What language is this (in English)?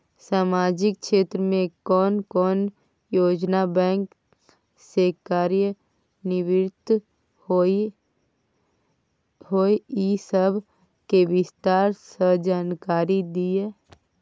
Maithili